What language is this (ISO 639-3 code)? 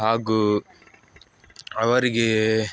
kan